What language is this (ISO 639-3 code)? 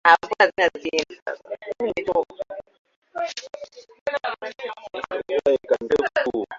swa